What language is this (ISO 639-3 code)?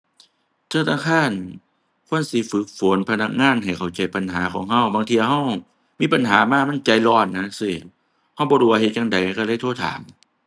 tha